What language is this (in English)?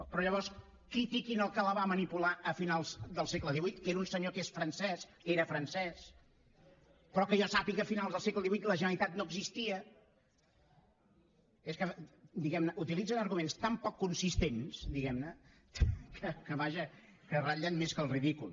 Catalan